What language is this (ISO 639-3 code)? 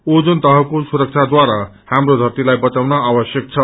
nep